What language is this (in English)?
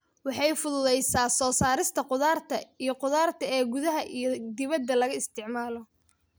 Somali